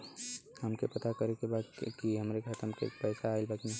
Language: Bhojpuri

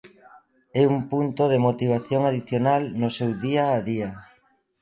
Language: Galician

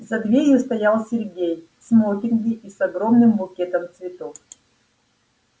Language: Russian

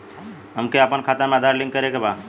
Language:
Bhojpuri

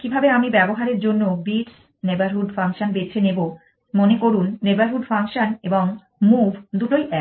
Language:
Bangla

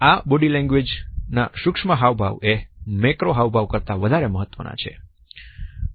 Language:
Gujarati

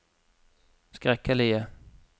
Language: Norwegian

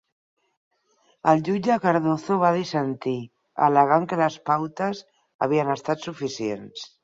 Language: Catalan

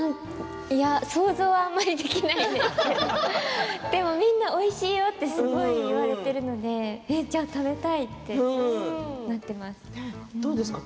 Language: Japanese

